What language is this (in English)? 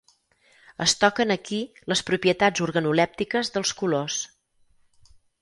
Catalan